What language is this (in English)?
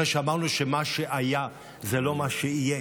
Hebrew